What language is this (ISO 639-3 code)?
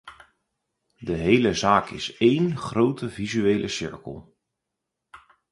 nld